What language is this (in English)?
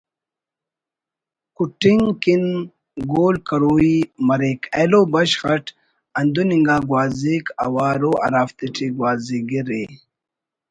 Brahui